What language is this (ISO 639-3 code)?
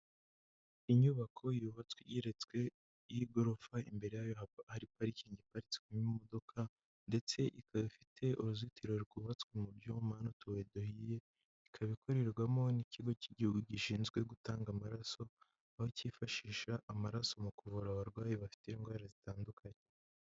kin